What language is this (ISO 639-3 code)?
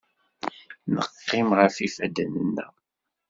kab